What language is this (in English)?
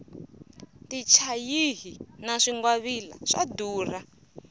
Tsonga